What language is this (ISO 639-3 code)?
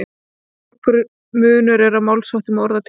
isl